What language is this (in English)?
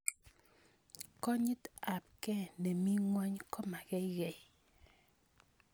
Kalenjin